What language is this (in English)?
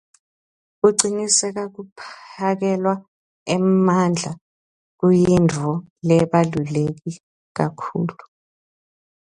Swati